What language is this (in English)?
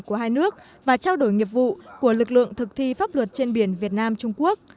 Vietnamese